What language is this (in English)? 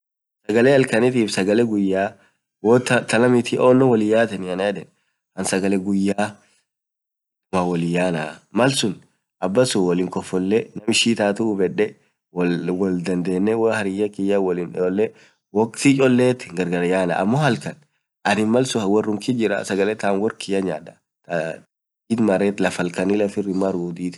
Orma